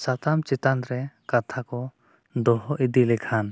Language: Santali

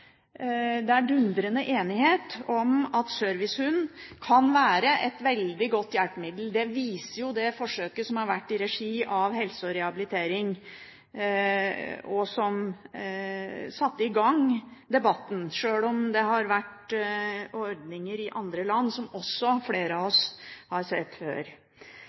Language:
Norwegian Bokmål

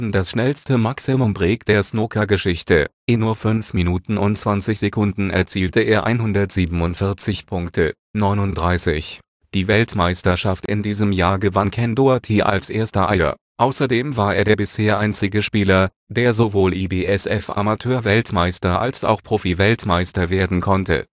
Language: German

